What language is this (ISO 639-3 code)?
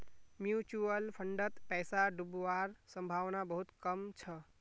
mag